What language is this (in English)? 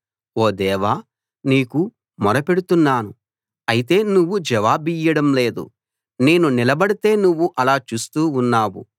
Telugu